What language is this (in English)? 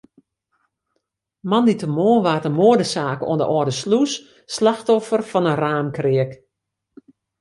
Western Frisian